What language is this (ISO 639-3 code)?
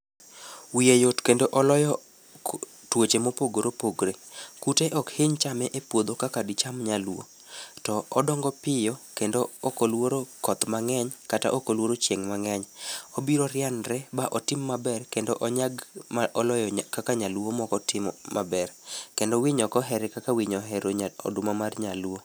luo